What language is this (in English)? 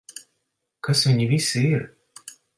Latvian